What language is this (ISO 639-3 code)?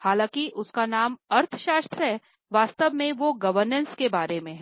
hin